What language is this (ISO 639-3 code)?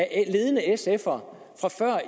dan